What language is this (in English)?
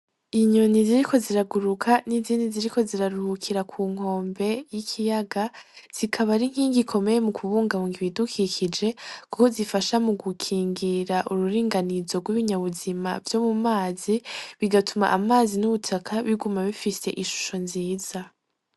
Rundi